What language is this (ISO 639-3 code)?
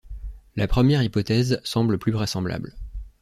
fra